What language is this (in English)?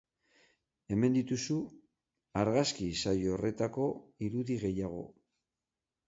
Basque